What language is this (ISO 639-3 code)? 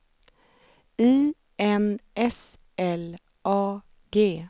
swe